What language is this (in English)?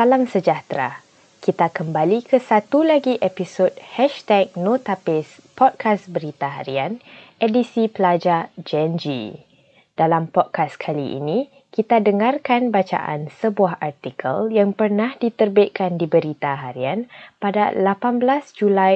Malay